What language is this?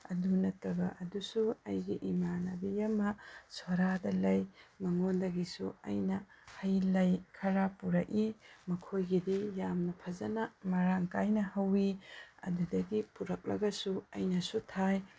Manipuri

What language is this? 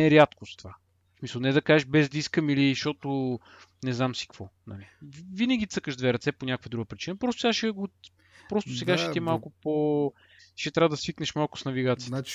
Bulgarian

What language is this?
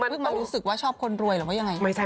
Thai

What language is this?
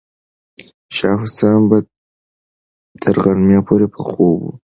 Pashto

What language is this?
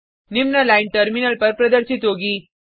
Hindi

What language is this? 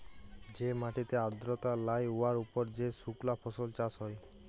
Bangla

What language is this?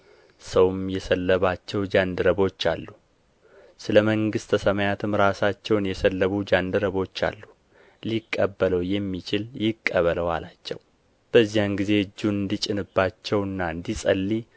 Amharic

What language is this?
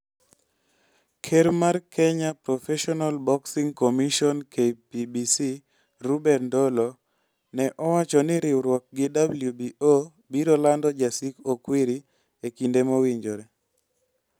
Luo (Kenya and Tanzania)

